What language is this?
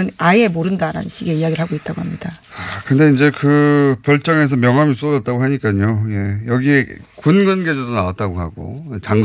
Korean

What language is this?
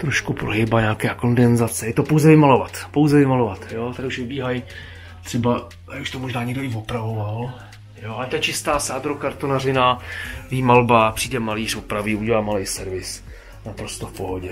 Czech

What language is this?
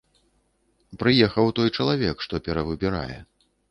Belarusian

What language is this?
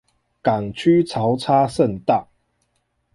Chinese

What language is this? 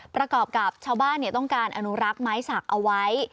Thai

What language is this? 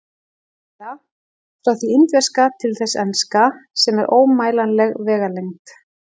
Icelandic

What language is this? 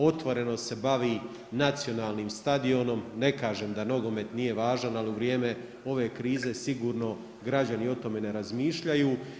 Croatian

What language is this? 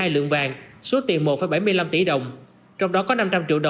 Vietnamese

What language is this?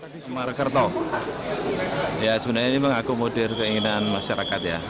Indonesian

